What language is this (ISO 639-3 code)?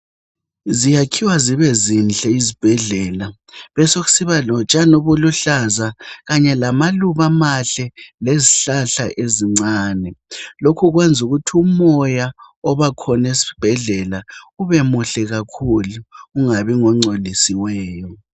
nde